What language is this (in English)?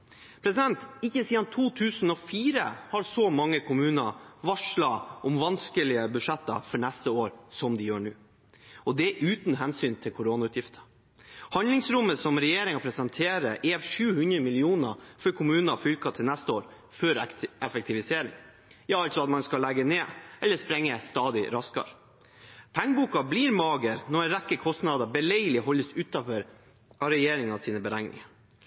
Norwegian Bokmål